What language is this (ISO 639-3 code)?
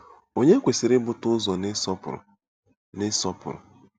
ibo